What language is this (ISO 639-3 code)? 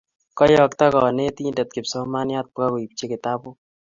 kln